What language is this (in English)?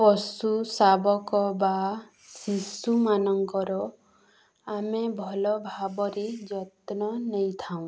Odia